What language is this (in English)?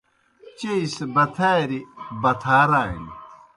Kohistani Shina